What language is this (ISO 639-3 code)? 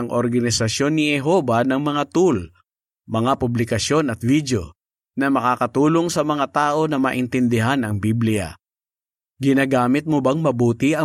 fil